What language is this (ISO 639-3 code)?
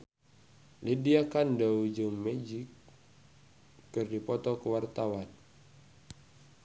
sun